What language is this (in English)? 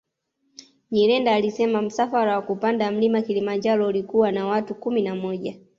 Swahili